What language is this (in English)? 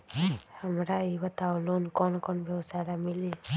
Magahi